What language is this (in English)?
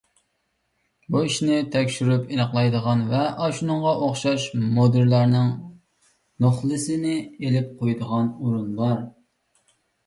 Uyghur